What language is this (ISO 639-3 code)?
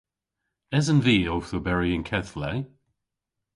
cor